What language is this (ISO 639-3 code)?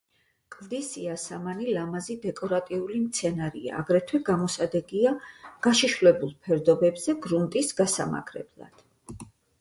kat